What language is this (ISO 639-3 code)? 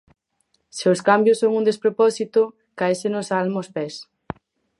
glg